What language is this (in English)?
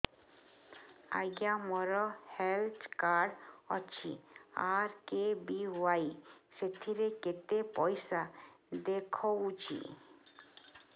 Odia